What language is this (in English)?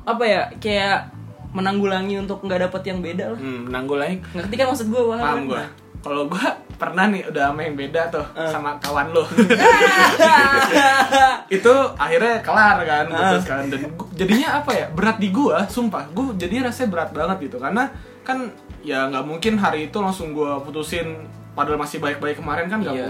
Indonesian